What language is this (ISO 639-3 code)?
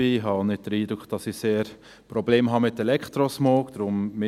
gsw